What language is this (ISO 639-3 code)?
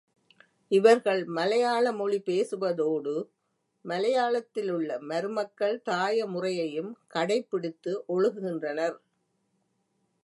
tam